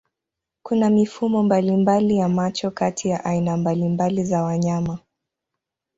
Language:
Swahili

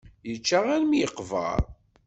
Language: Kabyle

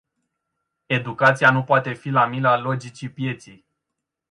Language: Romanian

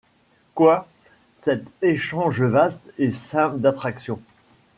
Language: French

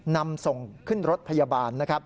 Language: Thai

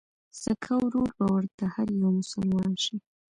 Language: Pashto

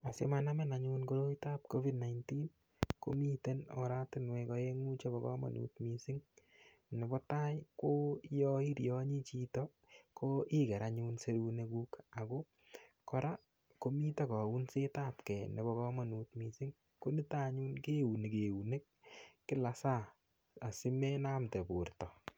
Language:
Kalenjin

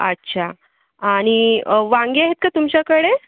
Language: Marathi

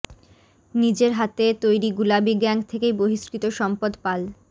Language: Bangla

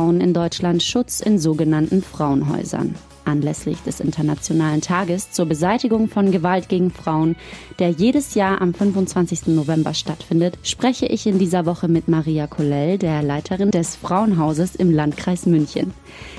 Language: German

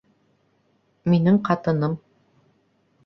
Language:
Bashkir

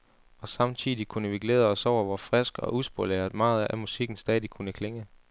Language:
Danish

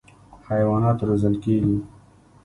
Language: Pashto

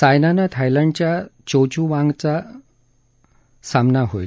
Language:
Marathi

